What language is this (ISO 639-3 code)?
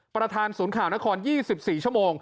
tha